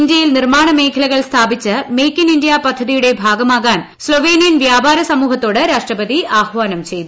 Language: Malayalam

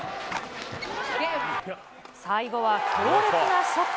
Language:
Japanese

